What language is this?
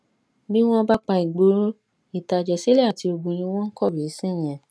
Yoruba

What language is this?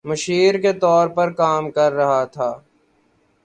Urdu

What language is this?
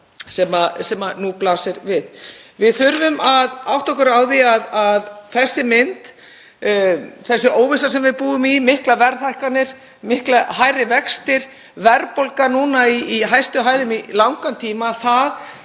Icelandic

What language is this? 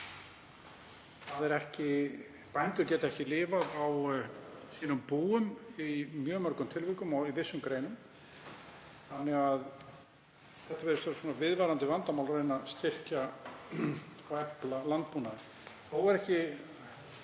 Icelandic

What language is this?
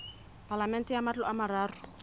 Southern Sotho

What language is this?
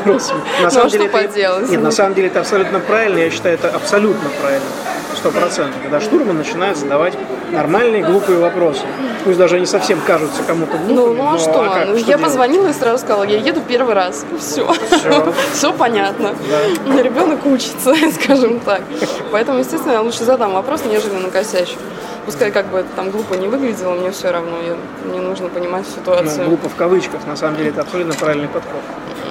Russian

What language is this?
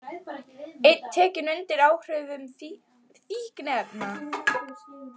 Icelandic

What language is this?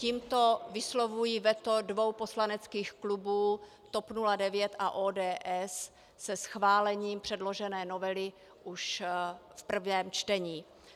Czech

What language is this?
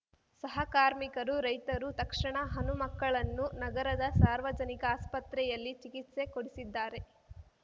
Kannada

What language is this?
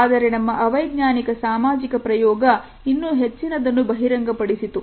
Kannada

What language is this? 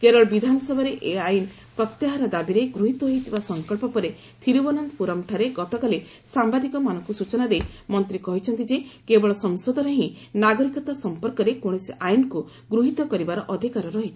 Odia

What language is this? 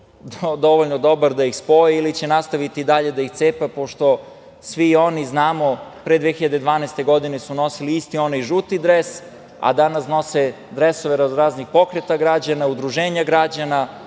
Serbian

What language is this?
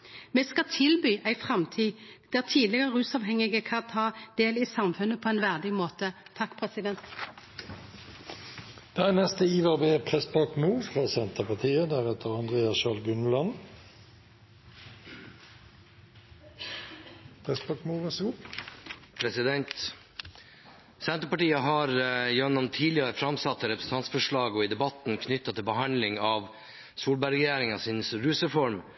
Norwegian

